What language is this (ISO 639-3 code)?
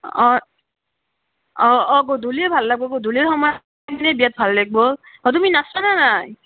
asm